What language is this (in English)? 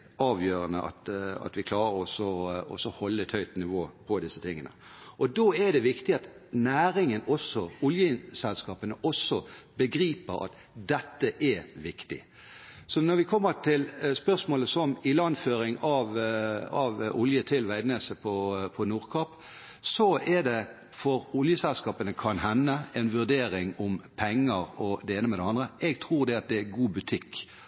Norwegian Bokmål